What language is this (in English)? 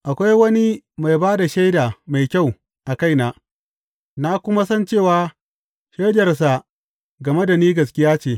Hausa